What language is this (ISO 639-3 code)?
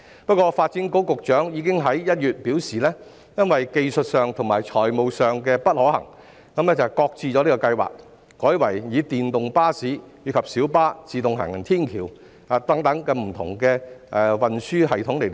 yue